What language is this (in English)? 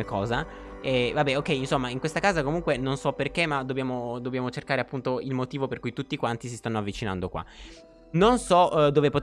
Italian